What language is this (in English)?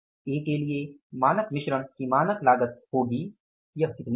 Hindi